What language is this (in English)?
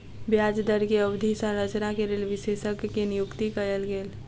Maithili